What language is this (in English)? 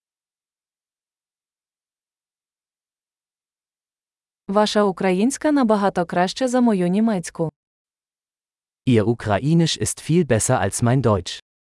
Ukrainian